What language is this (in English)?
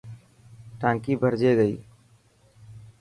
Dhatki